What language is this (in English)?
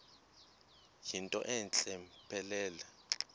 Xhosa